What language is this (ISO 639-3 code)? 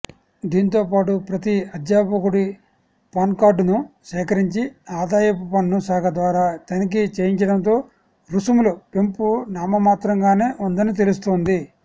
tel